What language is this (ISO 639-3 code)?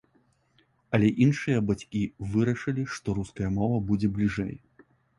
bel